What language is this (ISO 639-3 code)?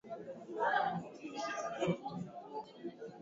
swa